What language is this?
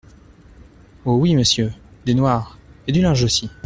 French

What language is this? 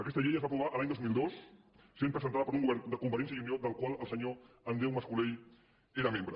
Catalan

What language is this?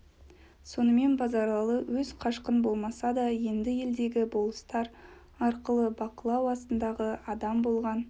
Kazakh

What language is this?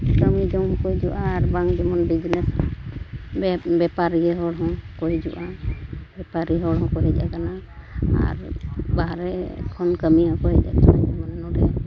Santali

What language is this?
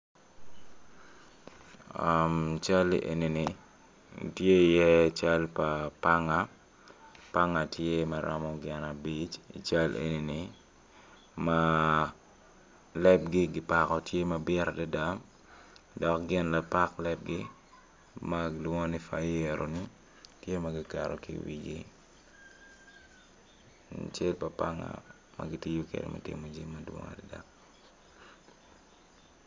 Acoli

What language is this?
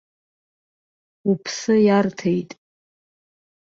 Abkhazian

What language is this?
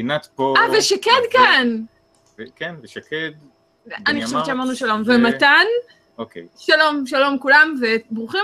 Hebrew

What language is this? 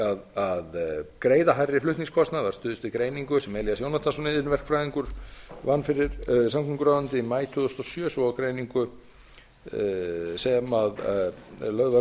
Icelandic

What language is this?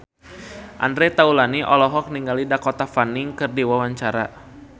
Sundanese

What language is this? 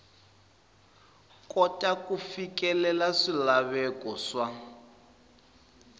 Tsonga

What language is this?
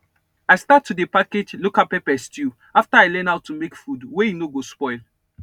Nigerian Pidgin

